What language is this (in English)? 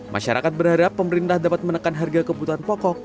Indonesian